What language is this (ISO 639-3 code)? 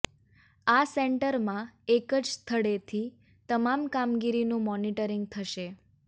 guj